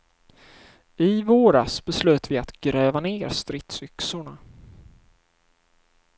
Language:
Swedish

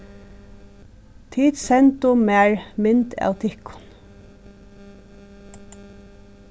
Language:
Faroese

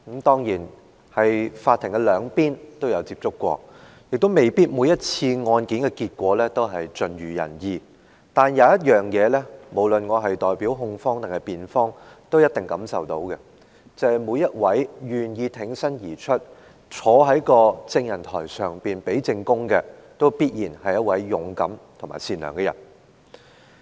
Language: Cantonese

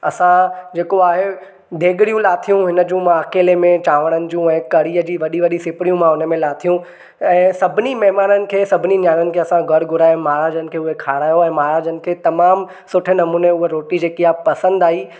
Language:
Sindhi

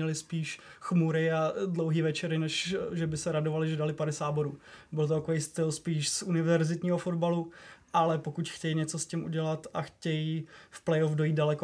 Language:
Czech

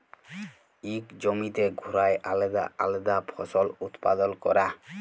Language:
Bangla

